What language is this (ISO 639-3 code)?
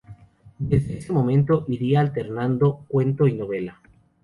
spa